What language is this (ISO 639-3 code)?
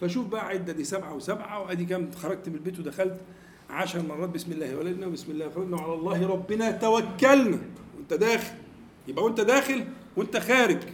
ara